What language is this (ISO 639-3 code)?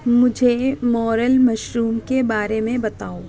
urd